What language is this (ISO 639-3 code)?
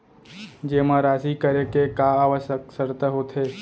hne